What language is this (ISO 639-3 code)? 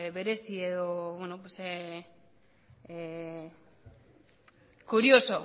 eus